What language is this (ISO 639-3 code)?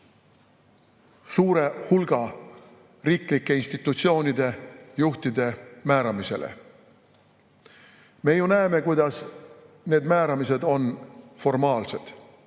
est